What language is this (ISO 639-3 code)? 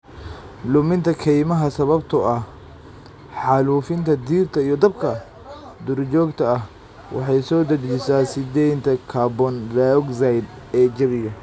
som